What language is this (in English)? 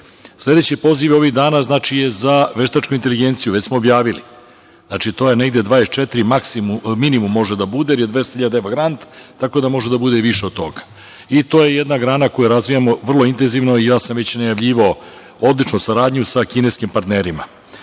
Serbian